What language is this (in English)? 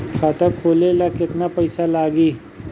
Bhojpuri